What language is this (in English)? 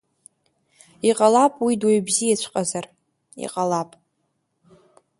Abkhazian